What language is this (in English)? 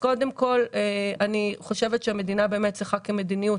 Hebrew